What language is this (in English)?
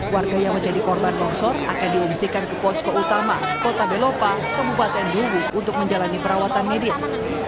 Indonesian